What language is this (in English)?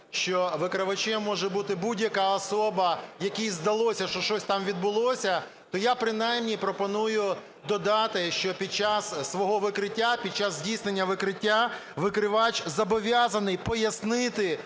Ukrainian